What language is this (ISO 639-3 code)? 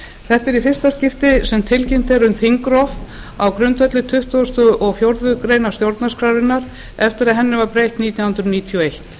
isl